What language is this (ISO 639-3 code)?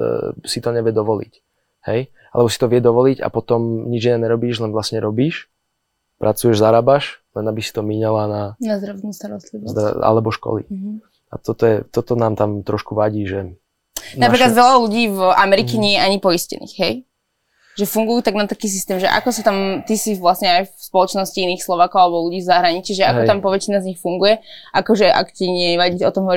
slk